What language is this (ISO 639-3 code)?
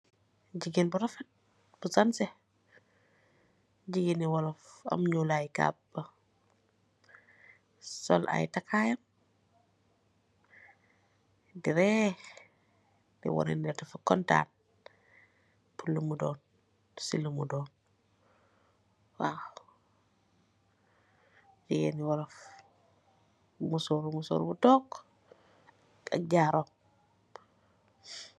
wol